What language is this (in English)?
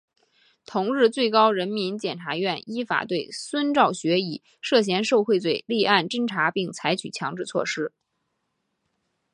Chinese